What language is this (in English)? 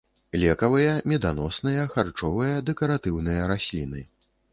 Belarusian